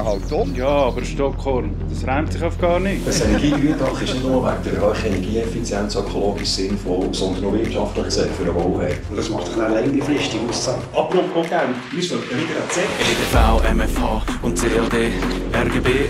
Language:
German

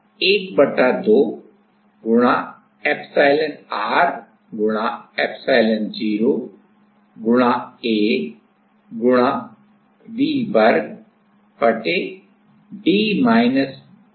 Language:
Hindi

